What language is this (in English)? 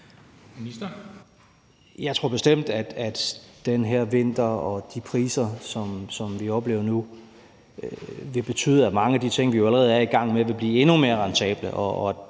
Danish